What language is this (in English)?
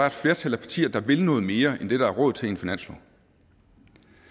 Danish